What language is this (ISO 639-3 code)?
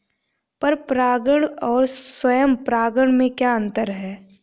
hin